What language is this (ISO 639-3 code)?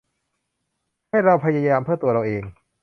tha